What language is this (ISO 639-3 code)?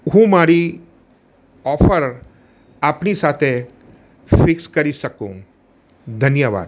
guj